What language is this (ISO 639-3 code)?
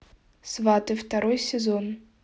rus